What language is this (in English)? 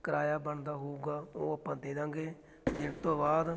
Punjabi